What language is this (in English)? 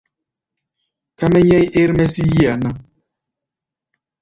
Gbaya